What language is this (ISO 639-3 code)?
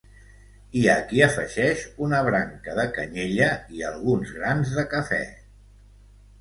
cat